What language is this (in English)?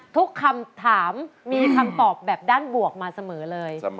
Thai